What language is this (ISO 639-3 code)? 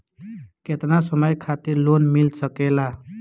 bho